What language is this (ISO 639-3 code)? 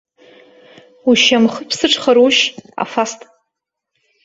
abk